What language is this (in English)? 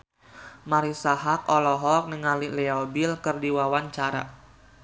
Sundanese